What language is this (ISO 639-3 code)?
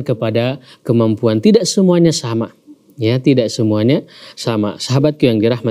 ind